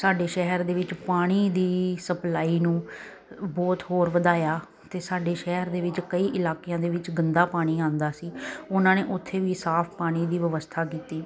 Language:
Punjabi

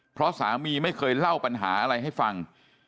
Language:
Thai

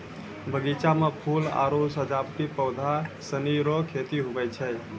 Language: Maithili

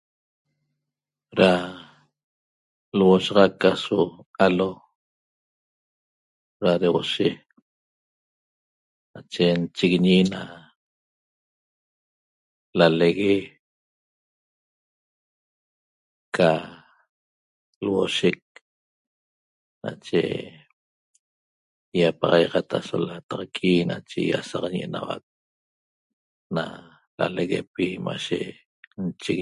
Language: Toba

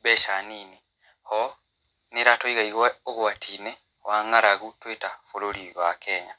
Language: Kikuyu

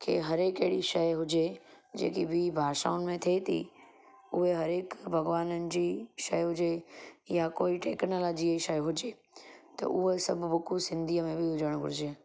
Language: Sindhi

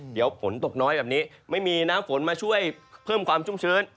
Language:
Thai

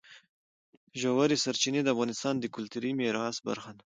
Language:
Pashto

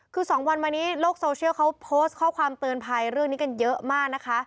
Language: Thai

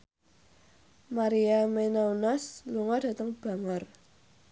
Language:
Javanese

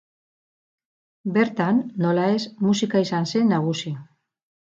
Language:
Basque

